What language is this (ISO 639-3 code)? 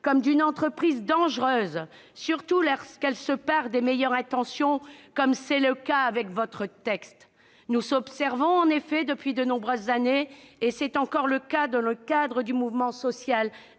fra